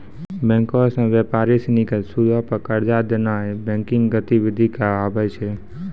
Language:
Maithili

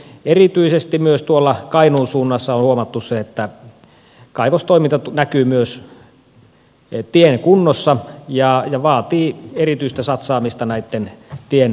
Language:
Finnish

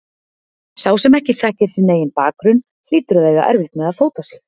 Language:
Icelandic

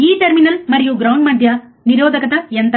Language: Telugu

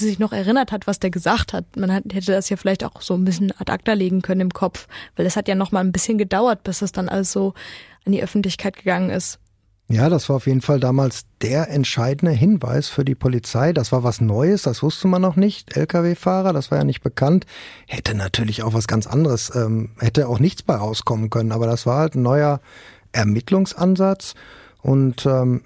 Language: German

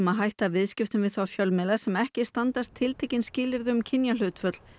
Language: Icelandic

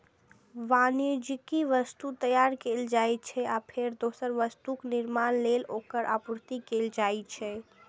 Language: Maithili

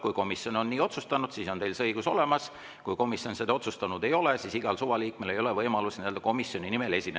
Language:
Estonian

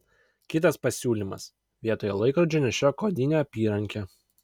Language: Lithuanian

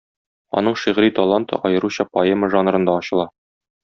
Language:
Tatar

